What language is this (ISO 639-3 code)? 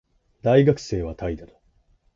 jpn